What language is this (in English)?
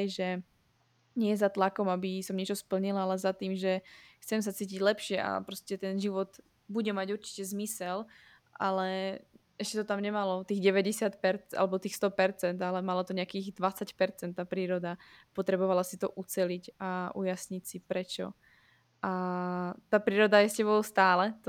Slovak